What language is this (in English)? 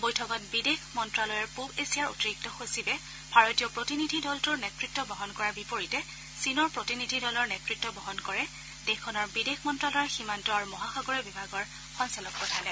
Assamese